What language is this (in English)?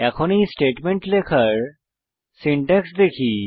Bangla